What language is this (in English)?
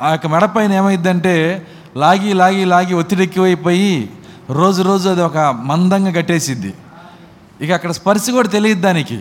Telugu